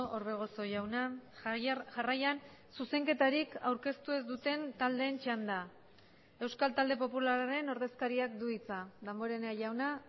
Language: Basque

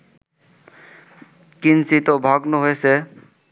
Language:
Bangla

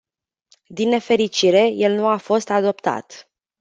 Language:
Romanian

